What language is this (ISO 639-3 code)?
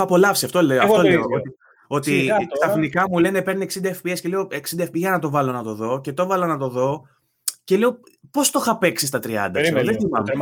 ell